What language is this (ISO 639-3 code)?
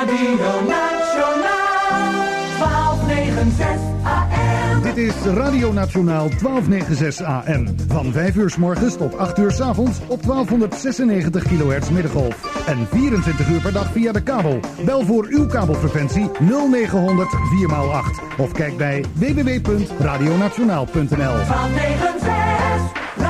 nld